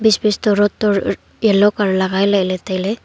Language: Wancho Naga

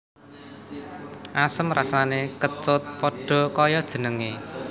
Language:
Javanese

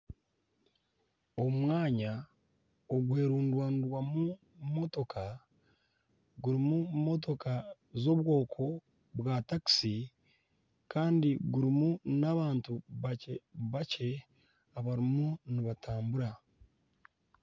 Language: Nyankole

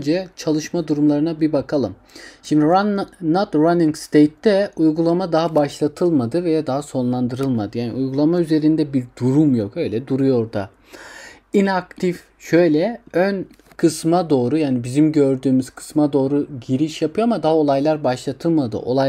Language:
Turkish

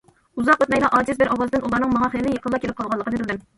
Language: Uyghur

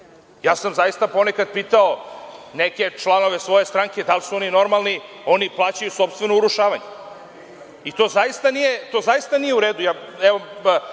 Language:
Serbian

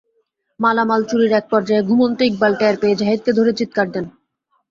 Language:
Bangla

